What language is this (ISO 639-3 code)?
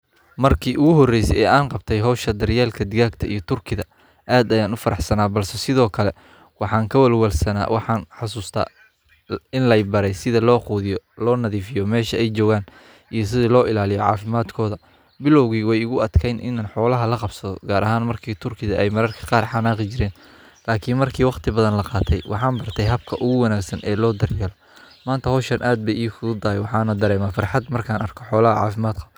som